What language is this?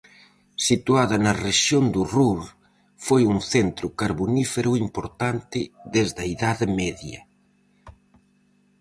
Galician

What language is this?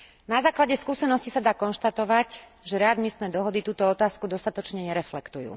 Slovak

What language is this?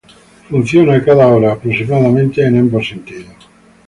Spanish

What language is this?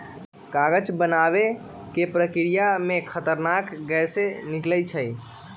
Magahi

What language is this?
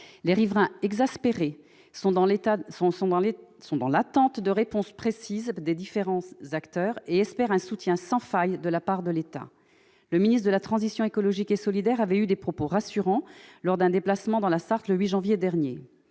French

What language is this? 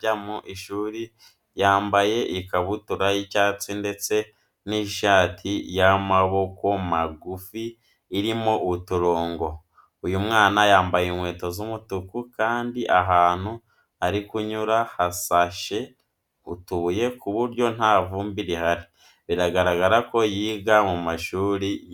Kinyarwanda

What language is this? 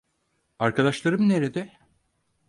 Turkish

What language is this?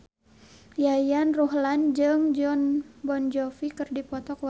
Sundanese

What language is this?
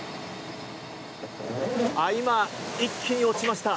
Japanese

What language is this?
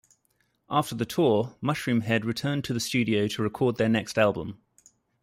English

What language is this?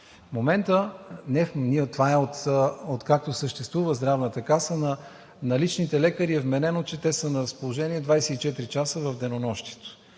Bulgarian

